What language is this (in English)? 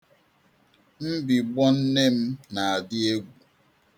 Igbo